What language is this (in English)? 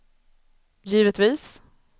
Swedish